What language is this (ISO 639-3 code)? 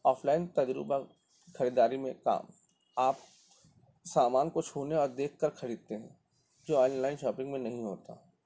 urd